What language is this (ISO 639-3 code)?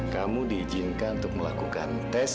ind